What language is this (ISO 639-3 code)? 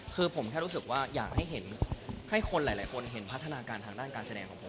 tha